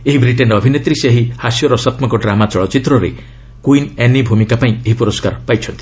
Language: Odia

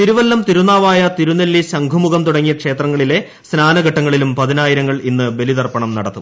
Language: Malayalam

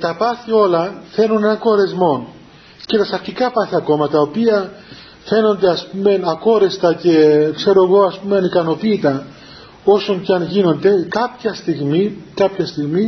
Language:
Greek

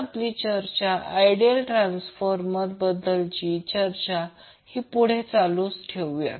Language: Marathi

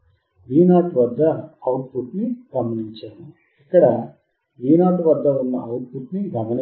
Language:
Telugu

